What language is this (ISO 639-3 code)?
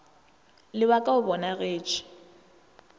nso